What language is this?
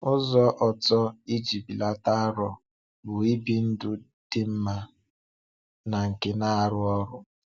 Igbo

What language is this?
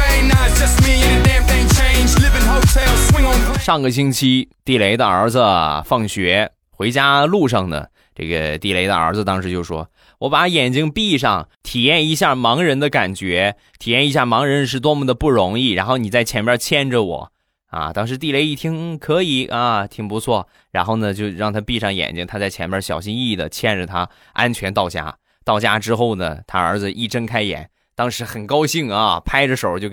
Chinese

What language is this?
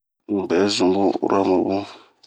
Bomu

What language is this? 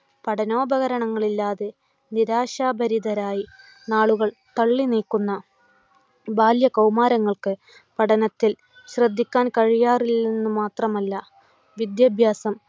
Malayalam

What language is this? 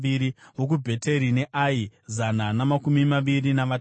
Shona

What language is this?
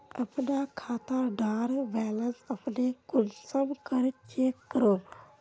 Magahi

